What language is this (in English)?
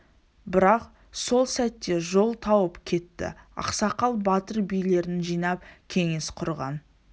Kazakh